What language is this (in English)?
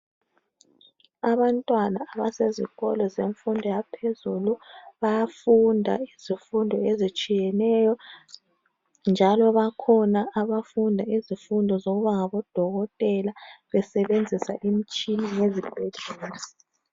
North Ndebele